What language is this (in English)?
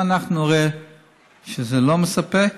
Hebrew